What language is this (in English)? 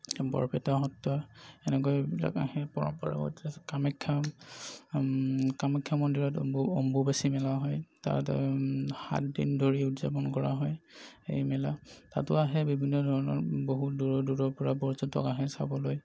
Assamese